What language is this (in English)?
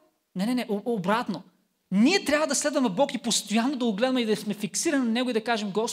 Bulgarian